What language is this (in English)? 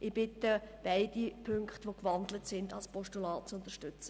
Swiss German